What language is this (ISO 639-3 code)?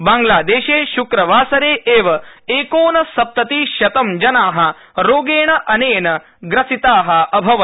san